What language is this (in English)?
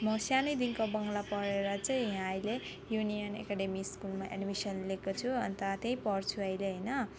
Nepali